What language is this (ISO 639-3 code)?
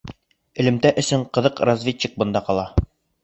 bak